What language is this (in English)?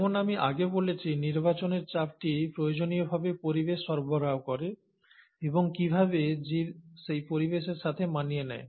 Bangla